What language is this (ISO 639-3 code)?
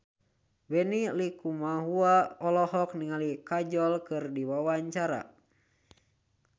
sun